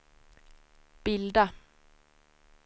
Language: Swedish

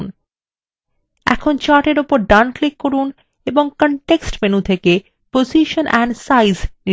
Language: Bangla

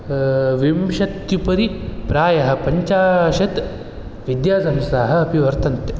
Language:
Sanskrit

